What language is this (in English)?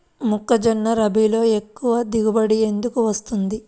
Telugu